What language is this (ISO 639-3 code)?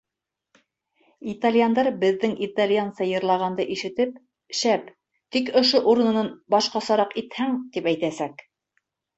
bak